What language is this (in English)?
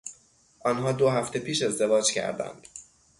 Persian